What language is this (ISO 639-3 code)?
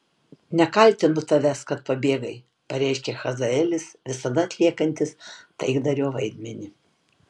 lit